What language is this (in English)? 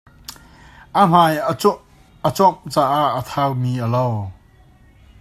Hakha Chin